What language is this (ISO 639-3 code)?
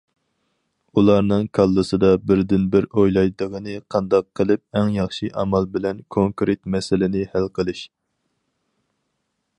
uig